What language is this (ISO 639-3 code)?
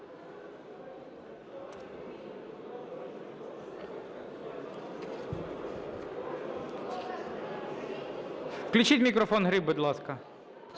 ukr